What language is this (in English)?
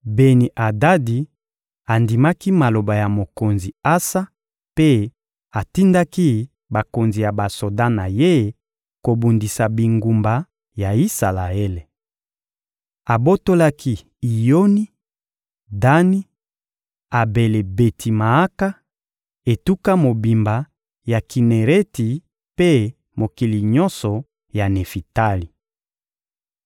Lingala